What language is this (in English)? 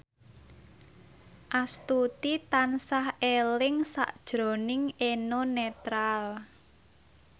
Javanese